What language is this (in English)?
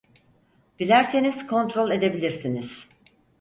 Turkish